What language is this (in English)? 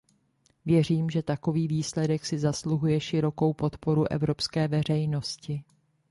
Czech